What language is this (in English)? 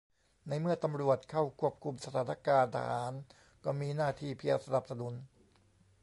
Thai